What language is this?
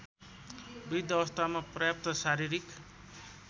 Nepali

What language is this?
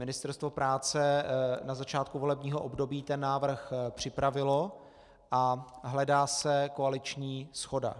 Czech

